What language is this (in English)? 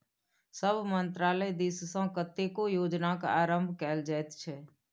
Maithili